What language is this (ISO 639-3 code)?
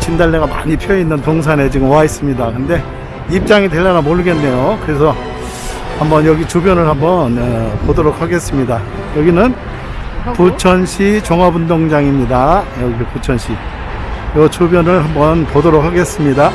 kor